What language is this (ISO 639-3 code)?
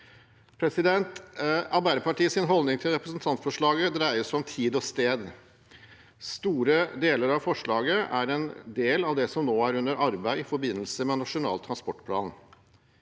nor